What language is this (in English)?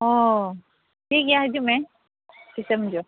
Santali